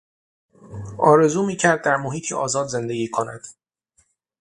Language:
Persian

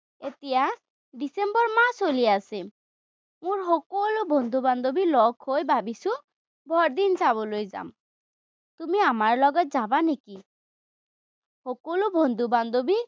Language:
Assamese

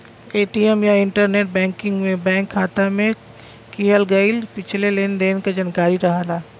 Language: Bhojpuri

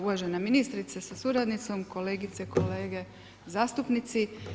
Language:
Croatian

